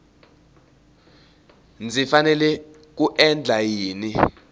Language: Tsonga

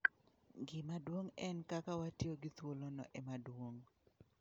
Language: Luo (Kenya and Tanzania)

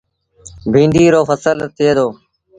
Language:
Sindhi Bhil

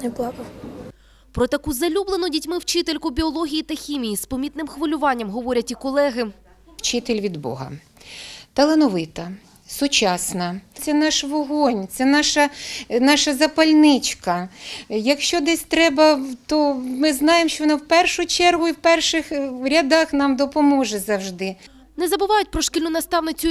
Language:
Ukrainian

